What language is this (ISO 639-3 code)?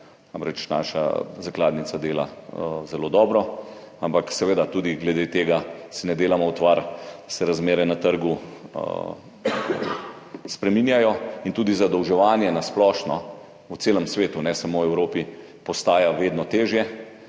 slv